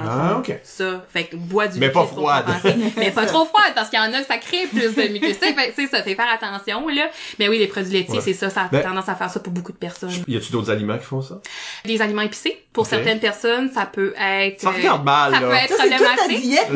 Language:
French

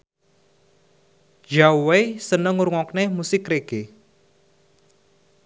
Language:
Javanese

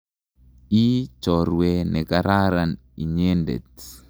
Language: Kalenjin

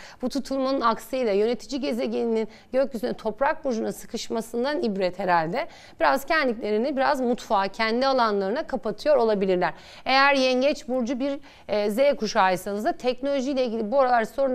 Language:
Turkish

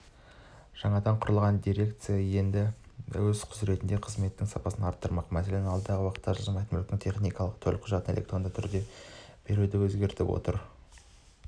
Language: Kazakh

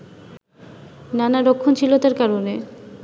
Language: Bangla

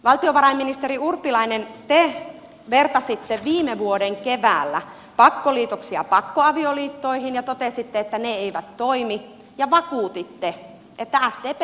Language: Finnish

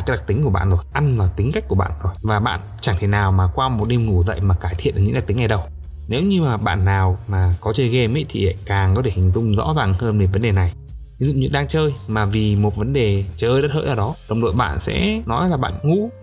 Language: Vietnamese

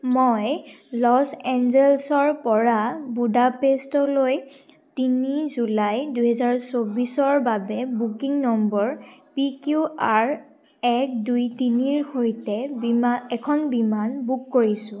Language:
Assamese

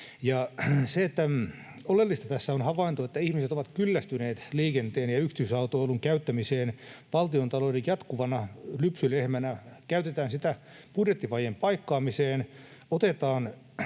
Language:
Finnish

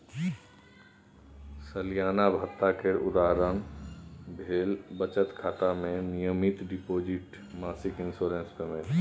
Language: Maithili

